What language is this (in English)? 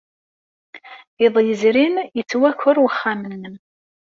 Kabyle